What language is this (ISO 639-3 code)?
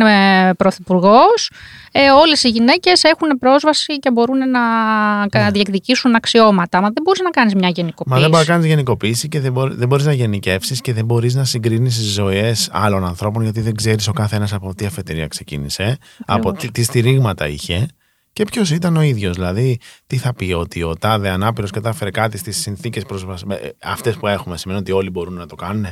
ell